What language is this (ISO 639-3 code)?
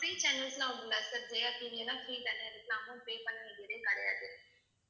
tam